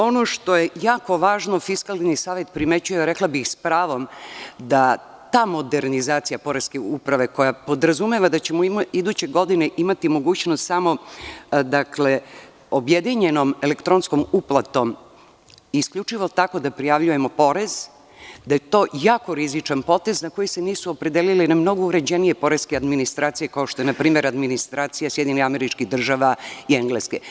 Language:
Serbian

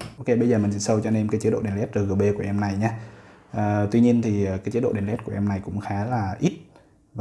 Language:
Vietnamese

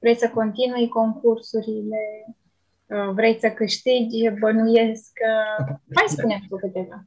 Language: Romanian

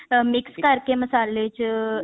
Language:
Punjabi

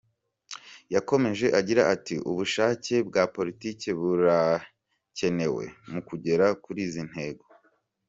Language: Kinyarwanda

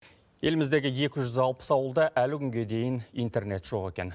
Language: Kazakh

